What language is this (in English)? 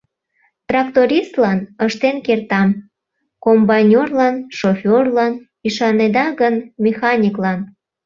Mari